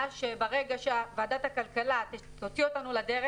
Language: Hebrew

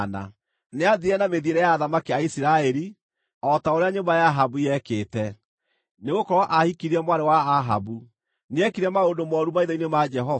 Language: Kikuyu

